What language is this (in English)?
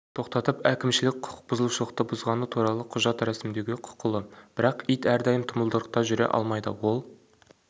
Kazakh